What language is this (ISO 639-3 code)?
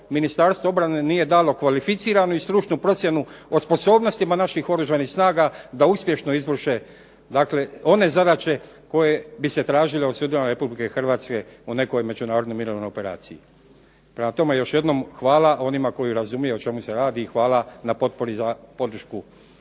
hrv